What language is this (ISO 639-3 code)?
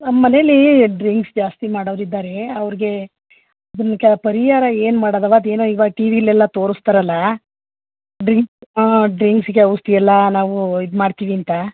kan